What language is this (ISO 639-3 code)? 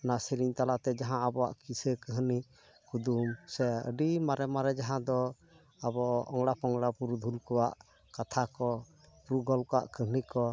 sat